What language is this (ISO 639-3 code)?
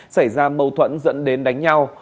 vie